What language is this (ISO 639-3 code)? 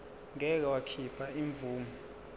zul